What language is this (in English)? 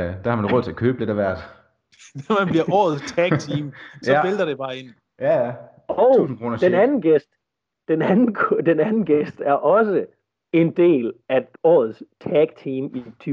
Danish